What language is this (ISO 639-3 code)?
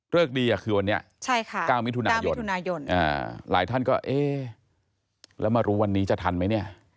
tha